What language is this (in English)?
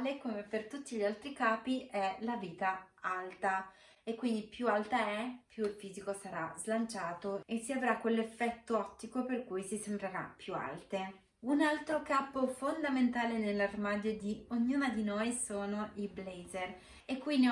Italian